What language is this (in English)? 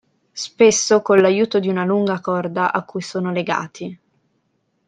Italian